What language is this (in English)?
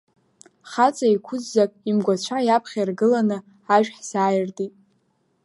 Abkhazian